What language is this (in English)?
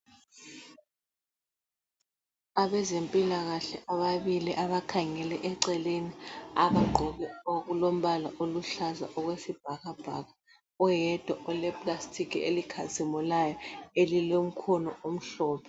North Ndebele